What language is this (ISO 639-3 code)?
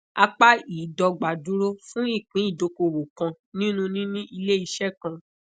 yor